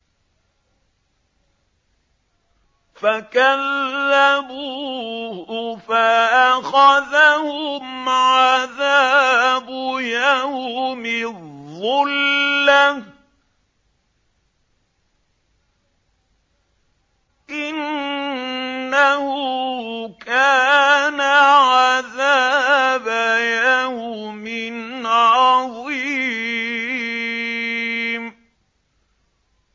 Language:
Arabic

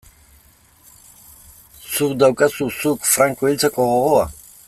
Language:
Basque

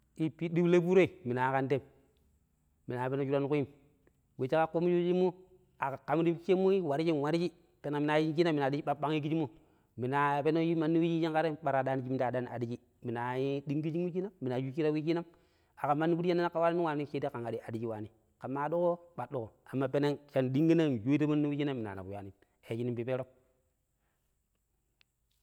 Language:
Pero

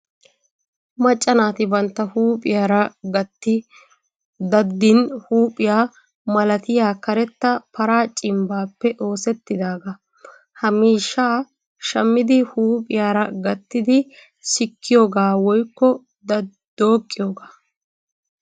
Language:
Wolaytta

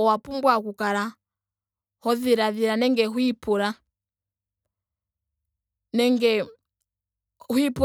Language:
Ndonga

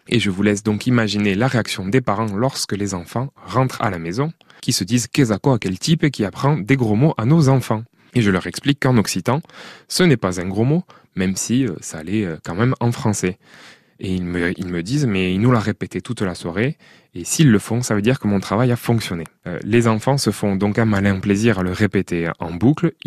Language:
French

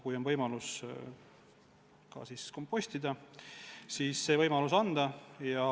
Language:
Estonian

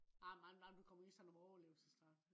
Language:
Danish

